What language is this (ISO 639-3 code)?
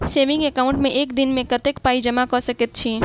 mai